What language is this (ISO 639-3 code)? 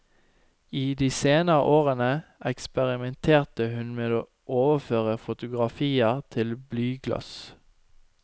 nor